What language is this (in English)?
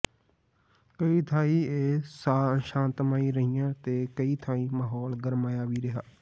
Punjabi